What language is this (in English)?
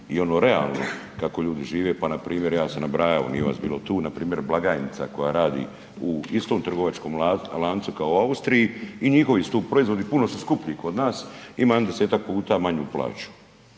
Croatian